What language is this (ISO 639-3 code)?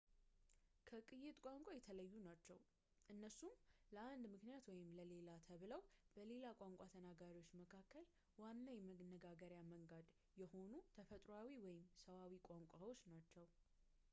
amh